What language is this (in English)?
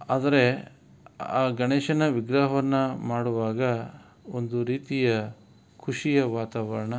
Kannada